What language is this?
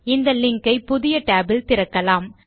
Tamil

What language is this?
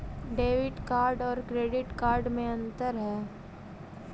Magahi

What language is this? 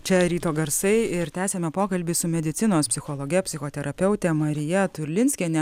Lithuanian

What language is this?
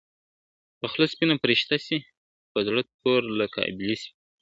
Pashto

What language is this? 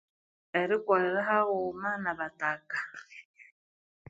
Konzo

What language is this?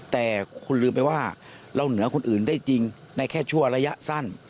Thai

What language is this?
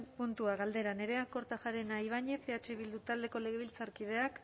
Basque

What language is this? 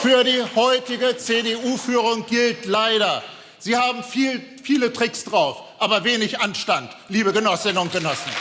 German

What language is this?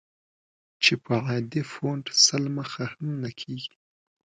Pashto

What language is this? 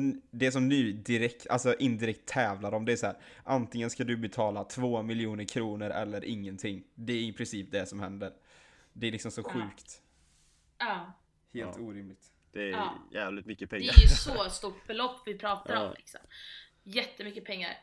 Swedish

